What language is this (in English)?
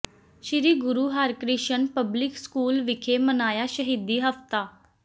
Punjabi